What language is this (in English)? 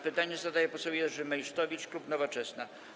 Polish